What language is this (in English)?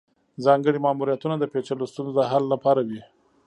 Pashto